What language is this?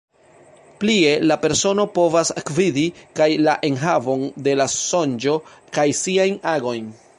Esperanto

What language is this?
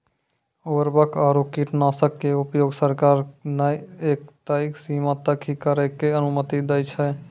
Maithili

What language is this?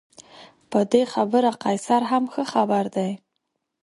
Pashto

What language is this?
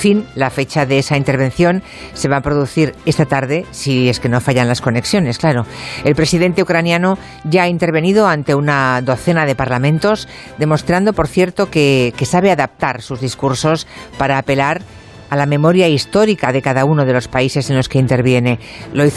Spanish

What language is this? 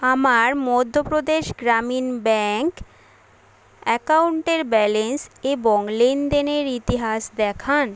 Bangla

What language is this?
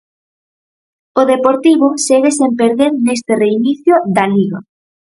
Galician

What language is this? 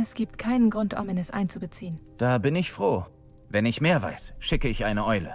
German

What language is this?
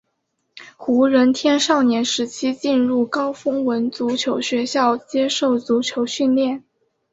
Chinese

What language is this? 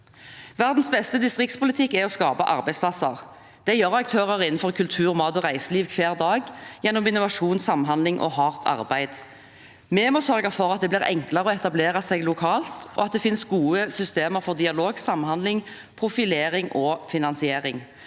Norwegian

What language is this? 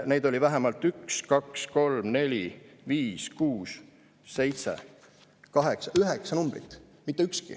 Estonian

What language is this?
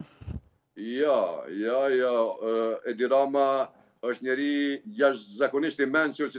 Romanian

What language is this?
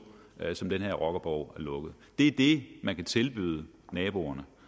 Danish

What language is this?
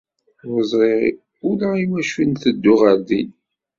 Kabyle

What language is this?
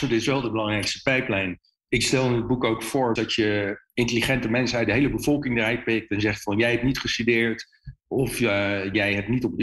Dutch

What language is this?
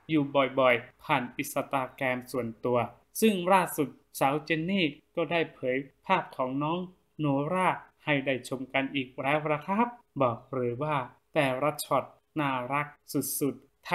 Thai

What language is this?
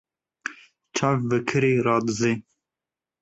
Kurdish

